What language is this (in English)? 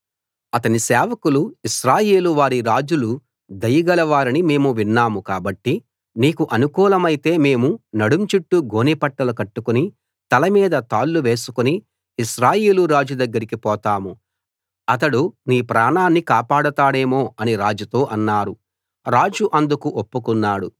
Telugu